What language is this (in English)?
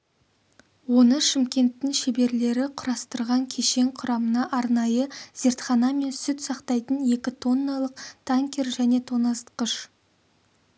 Kazakh